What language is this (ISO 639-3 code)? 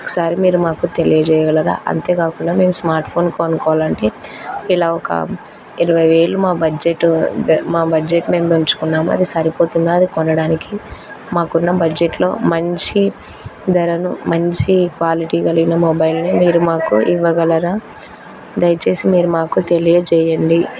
tel